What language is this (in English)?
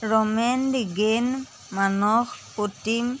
Assamese